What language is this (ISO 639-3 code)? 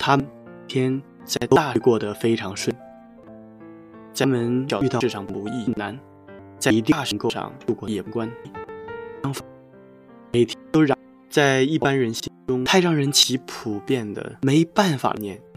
zho